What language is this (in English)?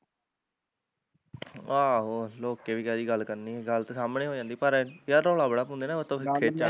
Punjabi